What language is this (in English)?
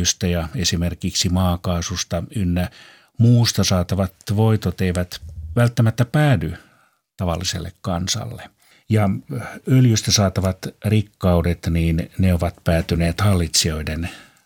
Finnish